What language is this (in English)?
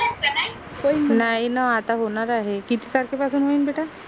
Marathi